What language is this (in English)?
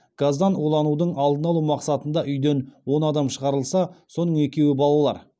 Kazakh